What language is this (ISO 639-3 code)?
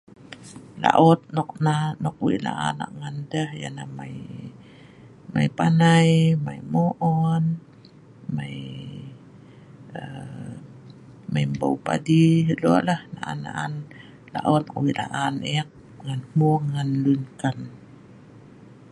snv